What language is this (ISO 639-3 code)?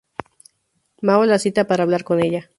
spa